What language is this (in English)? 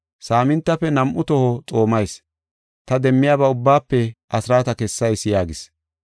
Gofa